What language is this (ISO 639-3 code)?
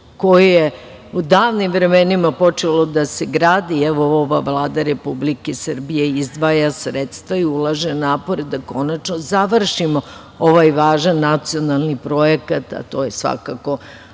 srp